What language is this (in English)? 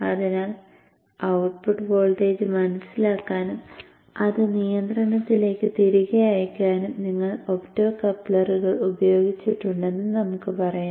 Malayalam